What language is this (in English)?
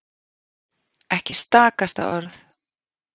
Icelandic